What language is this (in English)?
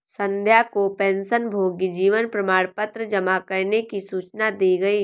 Hindi